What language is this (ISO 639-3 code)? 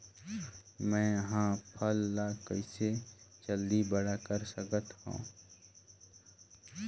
hne